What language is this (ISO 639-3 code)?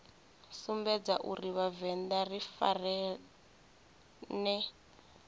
ven